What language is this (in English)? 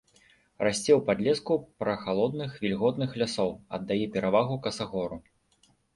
Belarusian